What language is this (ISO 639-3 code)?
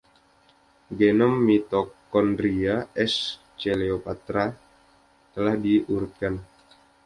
ind